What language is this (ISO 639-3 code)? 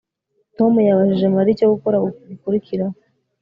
kin